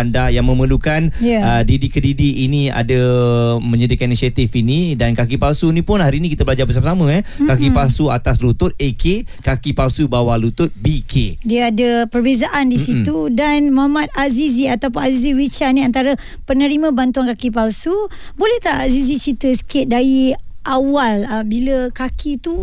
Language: Malay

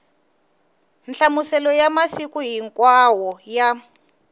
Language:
Tsonga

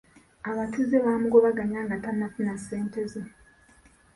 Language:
Ganda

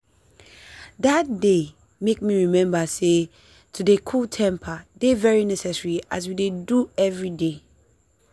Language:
Nigerian Pidgin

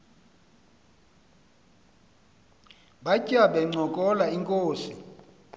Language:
Xhosa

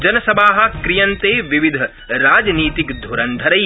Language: Sanskrit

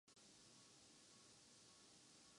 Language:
Urdu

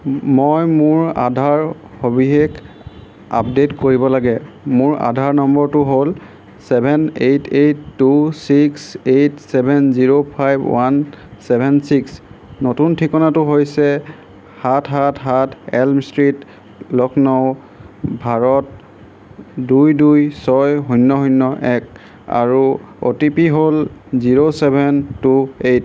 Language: Assamese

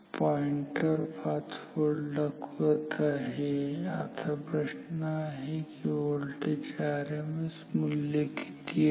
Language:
Marathi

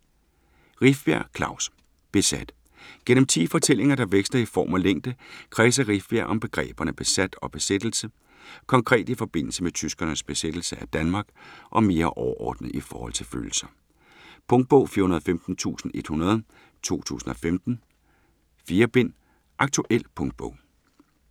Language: Danish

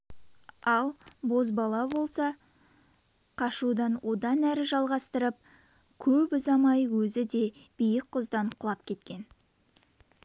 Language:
Kazakh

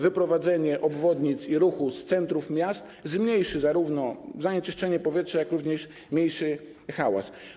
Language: Polish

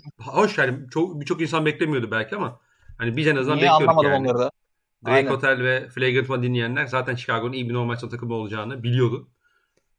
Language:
Turkish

